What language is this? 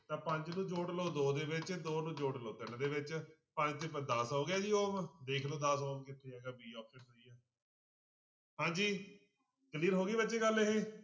Punjabi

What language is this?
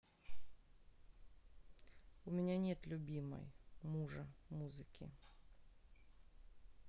Russian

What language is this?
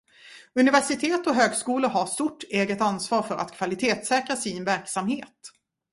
Swedish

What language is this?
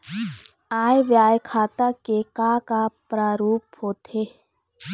Chhattisgarhi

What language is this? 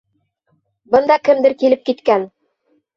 Bashkir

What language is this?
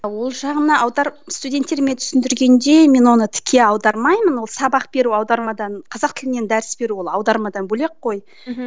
Kazakh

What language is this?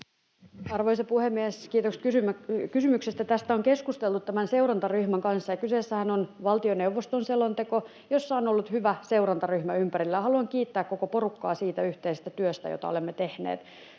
Finnish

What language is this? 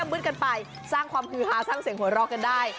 Thai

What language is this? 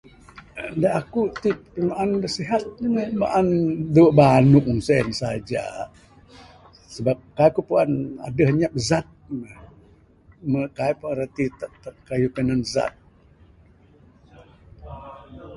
Bukar-Sadung Bidayuh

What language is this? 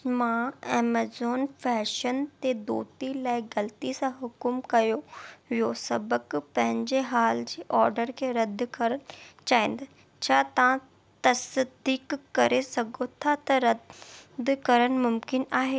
Sindhi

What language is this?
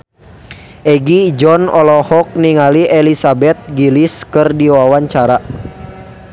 Sundanese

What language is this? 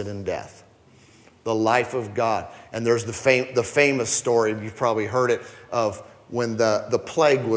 English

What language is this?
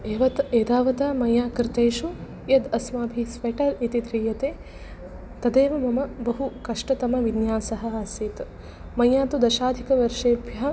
Sanskrit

